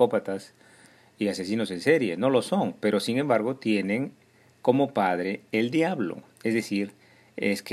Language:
Spanish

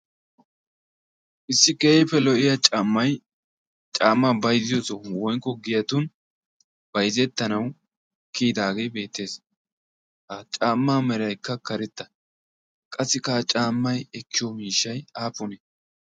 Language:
Wolaytta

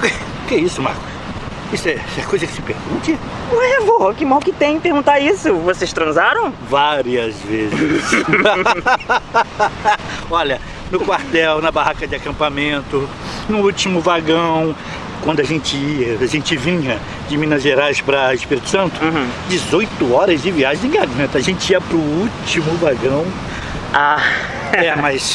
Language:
Portuguese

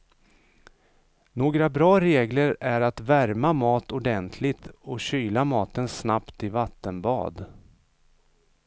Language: Swedish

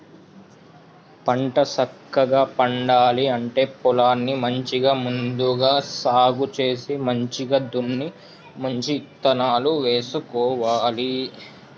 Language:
Telugu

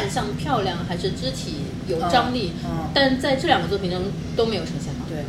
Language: Chinese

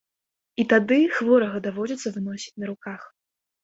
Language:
Belarusian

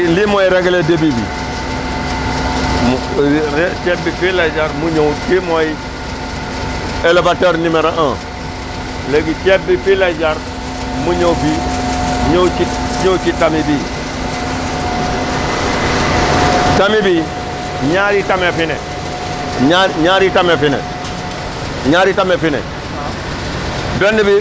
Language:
Wolof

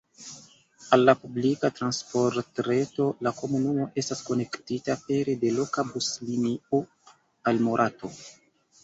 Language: Esperanto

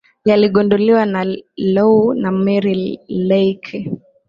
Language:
Swahili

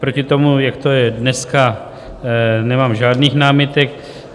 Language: Czech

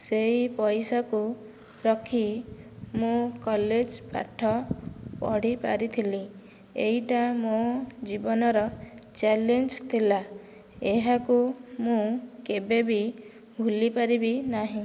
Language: Odia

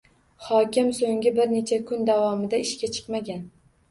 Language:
Uzbek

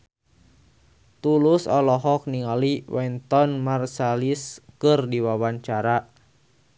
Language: Sundanese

